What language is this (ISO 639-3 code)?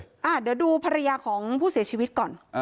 tha